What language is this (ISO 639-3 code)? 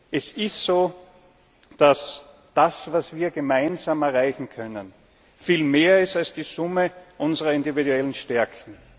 deu